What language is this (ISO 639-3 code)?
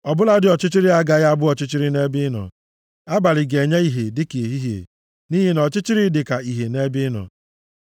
ibo